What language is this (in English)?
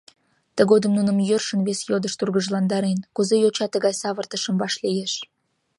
Mari